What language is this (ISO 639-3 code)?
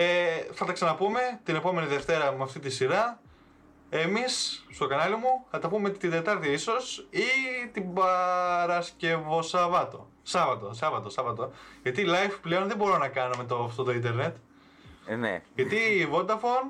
ell